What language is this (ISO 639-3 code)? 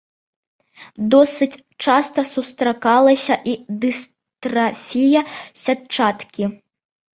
bel